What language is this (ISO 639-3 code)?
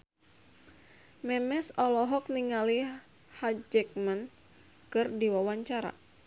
sun